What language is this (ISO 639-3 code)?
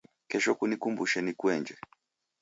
dav